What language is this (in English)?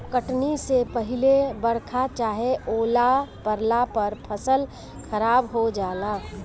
Bhojpuri